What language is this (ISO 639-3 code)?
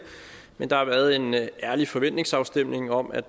dan